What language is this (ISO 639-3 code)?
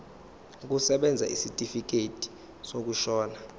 zul